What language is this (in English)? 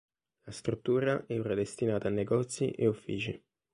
Italian